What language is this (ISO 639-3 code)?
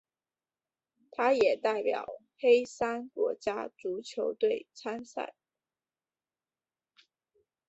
zho